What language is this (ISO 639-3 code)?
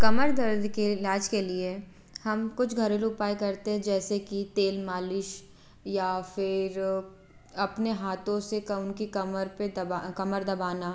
hin